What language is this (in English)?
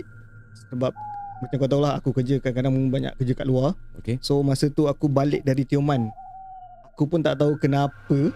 Malay